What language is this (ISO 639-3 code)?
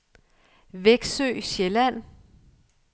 dan